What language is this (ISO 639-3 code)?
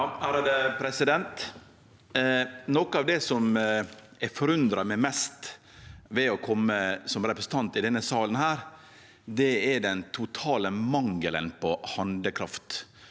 nor